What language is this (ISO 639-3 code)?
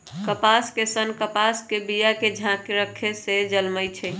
mag